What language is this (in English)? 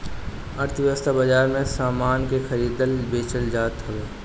Bhojpuri